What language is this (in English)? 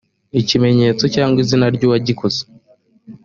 Kinyarwanda